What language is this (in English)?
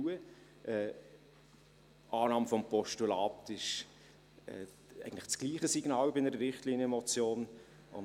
Swiss German